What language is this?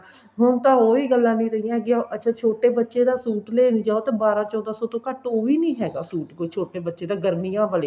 Punjabi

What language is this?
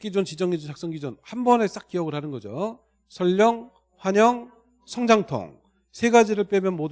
Korean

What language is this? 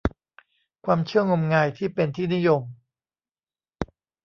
Thai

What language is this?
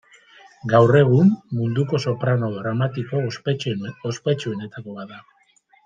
Basque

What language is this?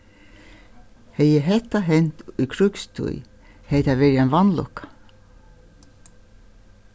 Faroese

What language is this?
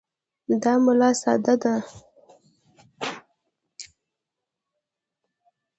Pashto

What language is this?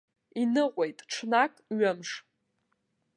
Abkhazian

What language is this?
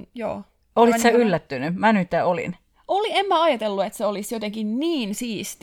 Finnish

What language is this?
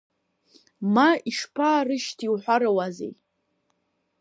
Abkhazian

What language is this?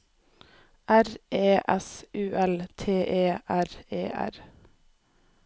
Norwegian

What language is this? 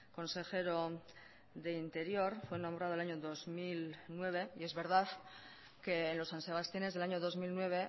Spanish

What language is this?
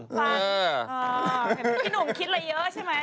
Thai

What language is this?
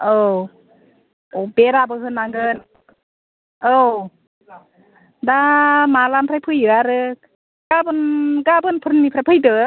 Bodo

